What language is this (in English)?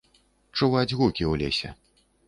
Belarusian